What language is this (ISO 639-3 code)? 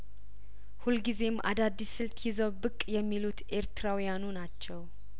amh